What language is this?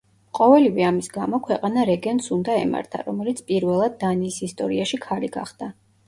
Georgian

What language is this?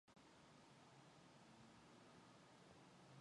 Mongolian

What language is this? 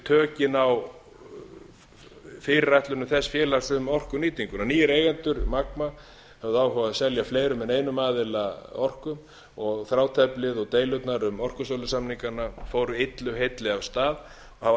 Icelandic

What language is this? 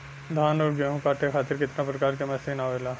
Bhojpuri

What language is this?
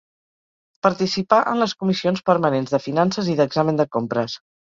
Catalan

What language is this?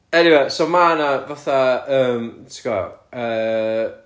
Welsh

